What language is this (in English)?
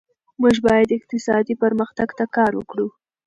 Pashto